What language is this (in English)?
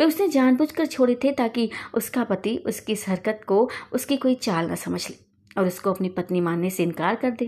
Hindi